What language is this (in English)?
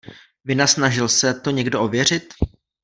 Czech